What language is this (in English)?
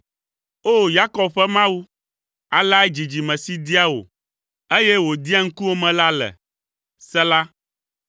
Ewe